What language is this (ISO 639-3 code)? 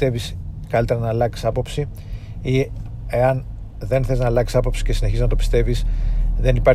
ell